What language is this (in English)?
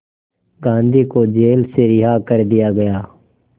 Hindi